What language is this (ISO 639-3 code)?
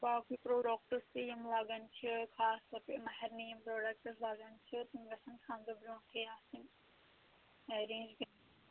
kas